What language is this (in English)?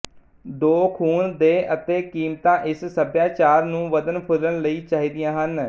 Punjabi